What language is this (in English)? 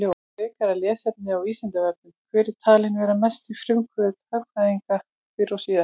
Icelandic